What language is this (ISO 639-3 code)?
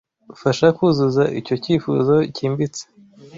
kin